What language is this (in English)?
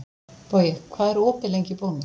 Icelandic